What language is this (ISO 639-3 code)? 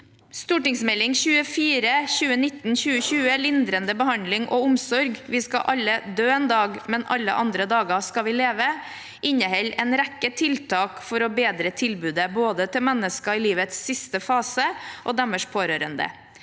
nor